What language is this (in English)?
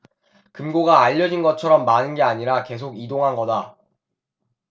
Korean